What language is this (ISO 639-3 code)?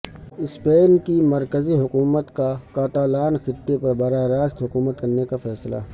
urd